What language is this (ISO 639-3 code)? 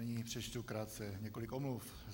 ces